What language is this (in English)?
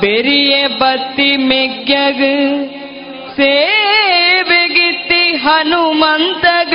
Kannada